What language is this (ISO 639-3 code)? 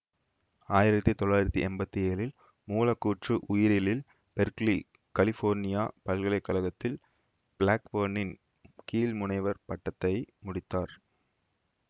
tam